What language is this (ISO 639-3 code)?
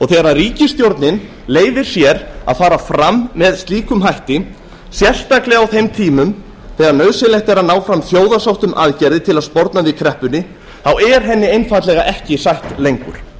isl